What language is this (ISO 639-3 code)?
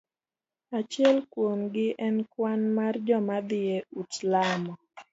luo